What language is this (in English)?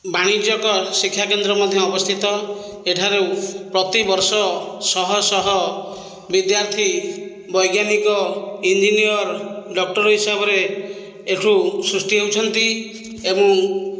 Odia